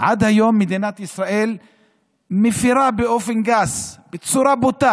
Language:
Hebrew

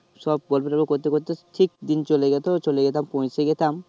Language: Bangla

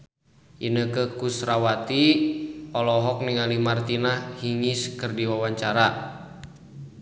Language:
Sundanese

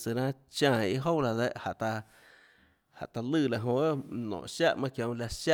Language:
Tlacoatzintepec Chinantec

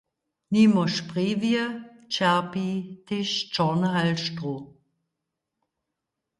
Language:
Upper Sorbian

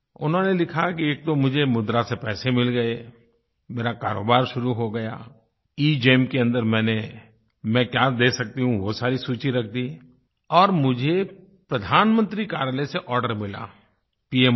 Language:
Hindi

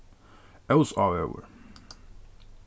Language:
Faroese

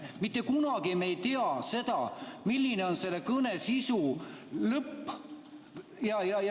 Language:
Estonian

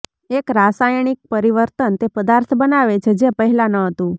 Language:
Gujarati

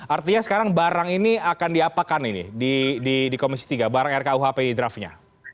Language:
Indonesian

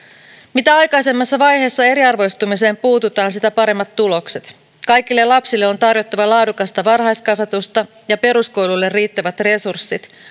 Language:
Finnish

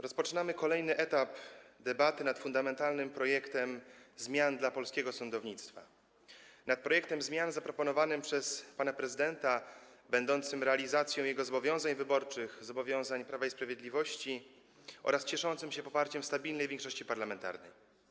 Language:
Polish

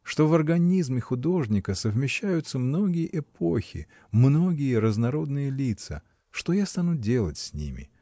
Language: Russian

